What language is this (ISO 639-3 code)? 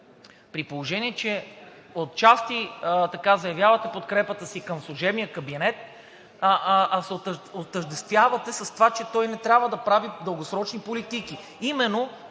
bul